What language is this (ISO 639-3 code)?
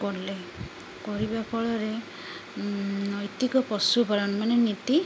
ori